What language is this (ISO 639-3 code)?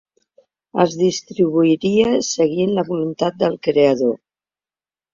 cat